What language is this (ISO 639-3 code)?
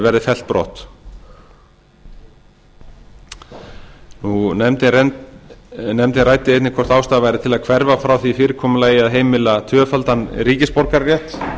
isl